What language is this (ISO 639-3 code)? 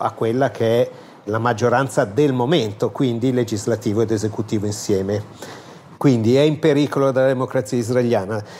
ita